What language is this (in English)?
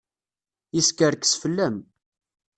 Kabyle